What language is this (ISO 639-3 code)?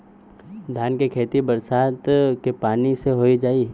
bho